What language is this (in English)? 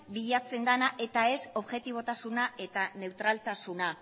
Basque